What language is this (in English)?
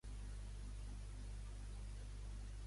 Catalan